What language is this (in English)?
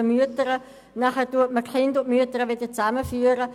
Swiss German